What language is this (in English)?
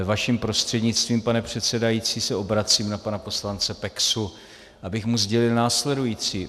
Czech